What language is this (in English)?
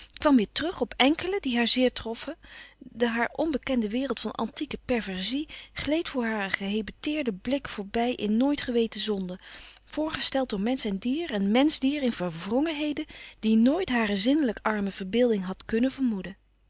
Dutch